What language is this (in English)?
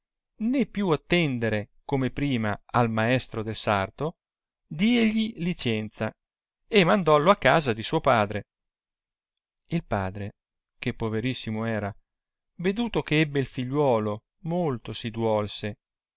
Italian